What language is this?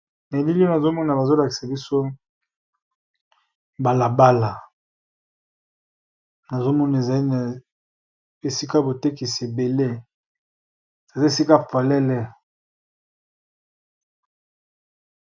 Lingala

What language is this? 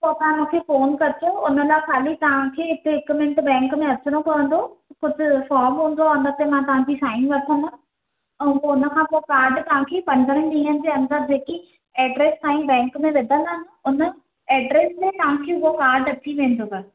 Sindhi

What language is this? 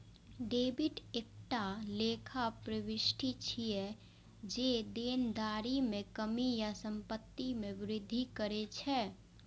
Maithili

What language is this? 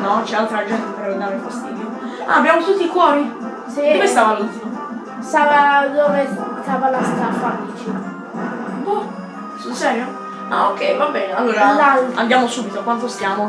Italian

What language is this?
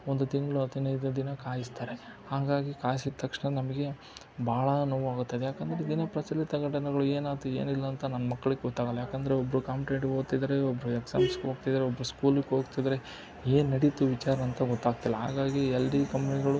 Kannada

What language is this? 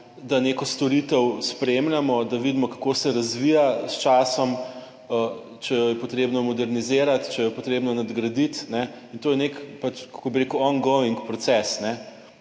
Slovenian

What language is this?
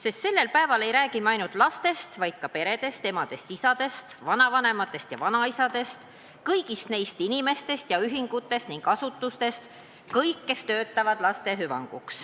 Estonian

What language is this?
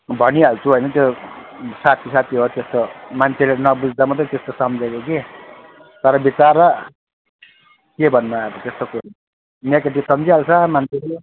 Nepali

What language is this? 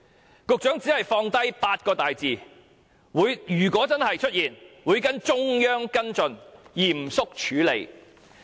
Cantonese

